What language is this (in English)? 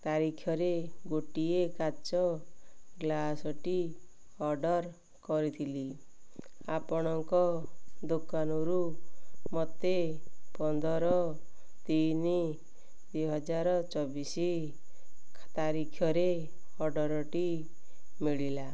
Odia